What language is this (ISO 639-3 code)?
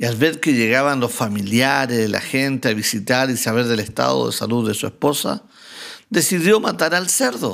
spa